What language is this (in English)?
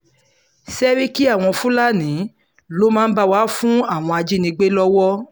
Yoruba